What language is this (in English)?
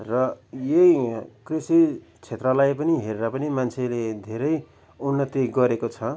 Nepali